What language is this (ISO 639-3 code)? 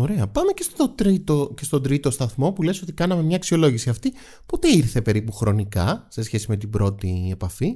ell